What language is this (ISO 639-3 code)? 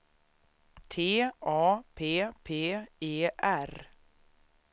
swe